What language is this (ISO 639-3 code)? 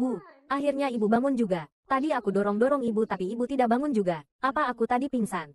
ind